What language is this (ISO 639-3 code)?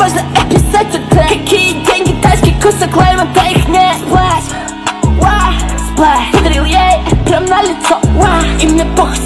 rus